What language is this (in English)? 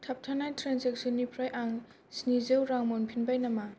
Bodo